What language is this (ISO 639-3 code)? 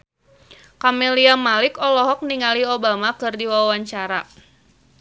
sun